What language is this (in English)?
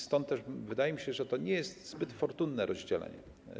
Polish